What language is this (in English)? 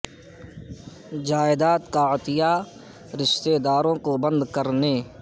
Urdu